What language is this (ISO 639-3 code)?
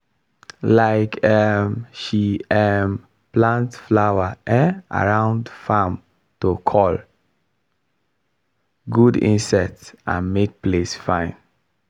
pcm